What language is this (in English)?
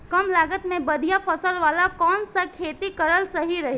Bhojpuri